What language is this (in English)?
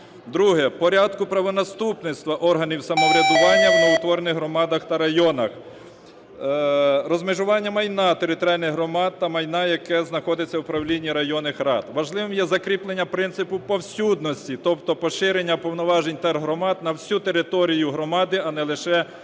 Ukrainian